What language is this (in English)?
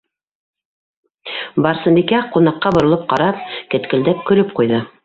Bashkir